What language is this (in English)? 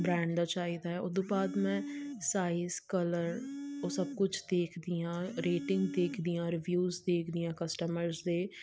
Punjabi